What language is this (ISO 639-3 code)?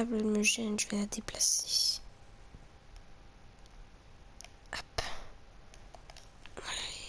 fra